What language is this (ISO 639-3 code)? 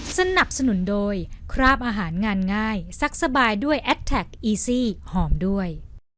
tha